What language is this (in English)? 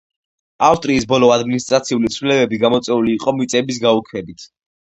Georgian